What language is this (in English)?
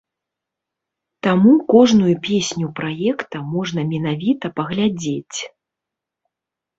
Belarusian